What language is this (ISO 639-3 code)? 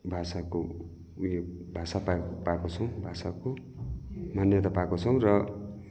nep